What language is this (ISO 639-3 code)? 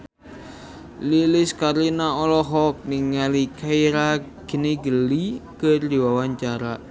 sun